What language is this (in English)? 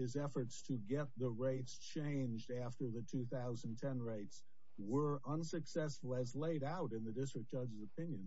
English